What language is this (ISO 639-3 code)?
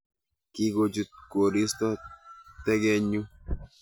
kln